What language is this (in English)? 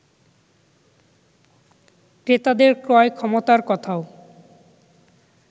Bangla